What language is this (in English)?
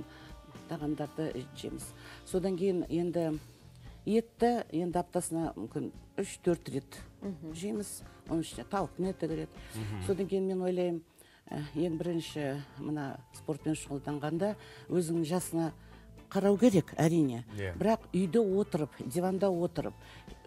Turkish